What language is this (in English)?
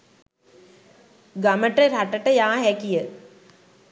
Sinhala